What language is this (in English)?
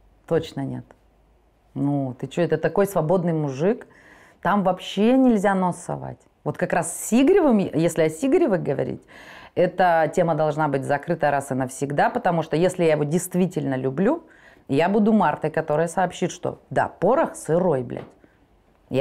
Russian